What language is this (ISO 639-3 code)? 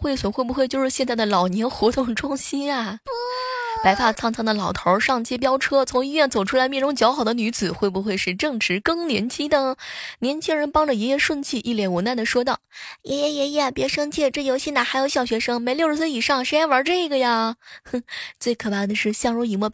zho